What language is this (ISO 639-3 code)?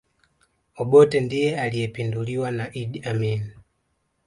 swa